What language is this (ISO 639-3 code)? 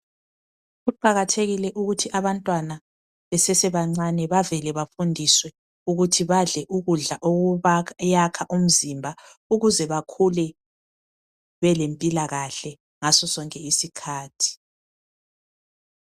nde